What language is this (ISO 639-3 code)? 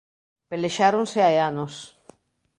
glg